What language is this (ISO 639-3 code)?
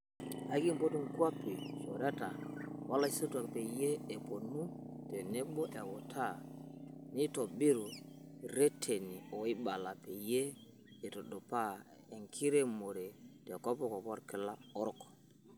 mas